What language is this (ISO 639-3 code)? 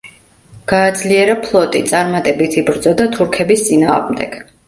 kat